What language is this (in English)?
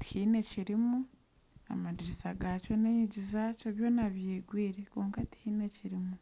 Nyankole